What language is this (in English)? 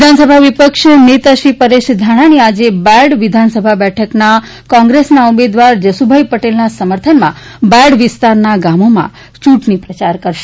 Gujarati